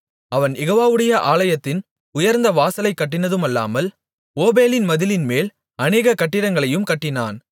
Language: Tamil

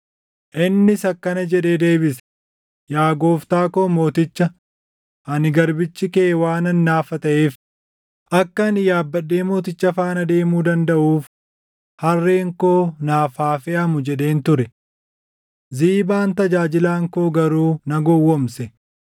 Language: Oromo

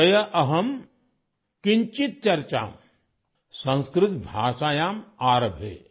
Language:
Odia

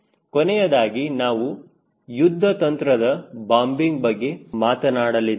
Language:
Kannada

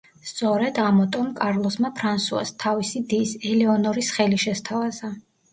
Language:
Georgian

